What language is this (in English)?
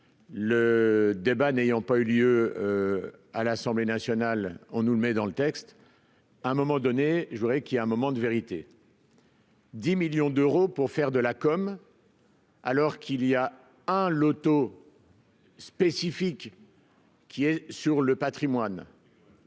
French